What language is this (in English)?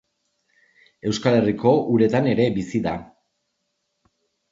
Basque